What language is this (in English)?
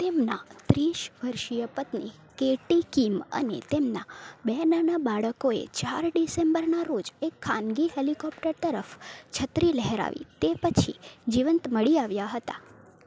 Gujarati